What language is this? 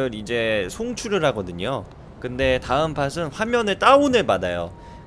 Korean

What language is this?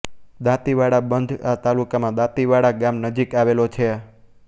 Gujarati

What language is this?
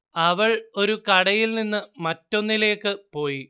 Malayalam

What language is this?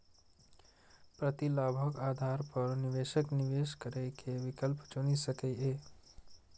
Maithili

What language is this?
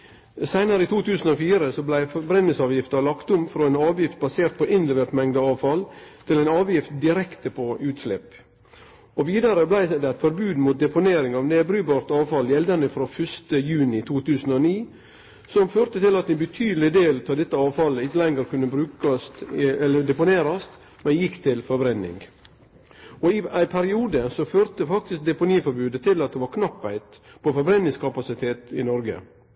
Norwegian Nynorsk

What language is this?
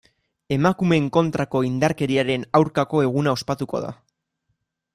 Basque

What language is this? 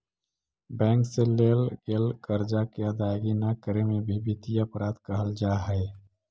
Magahi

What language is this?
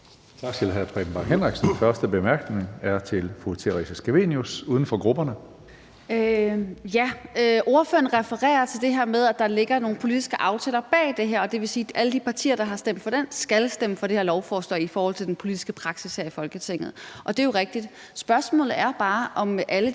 Danish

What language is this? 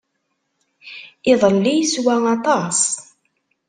Kabyle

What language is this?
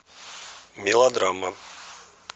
Russian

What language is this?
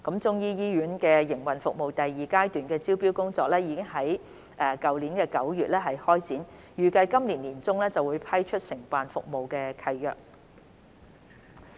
Cantonese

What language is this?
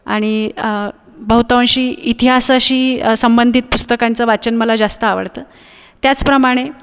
Marathi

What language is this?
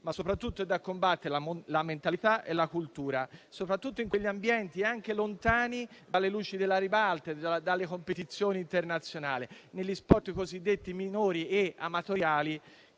Italian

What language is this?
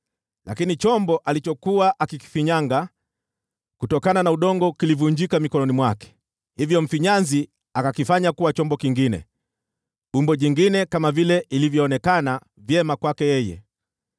Swahili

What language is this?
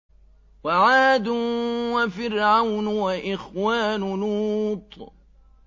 Arabic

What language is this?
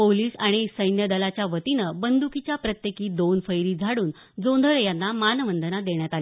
Marathi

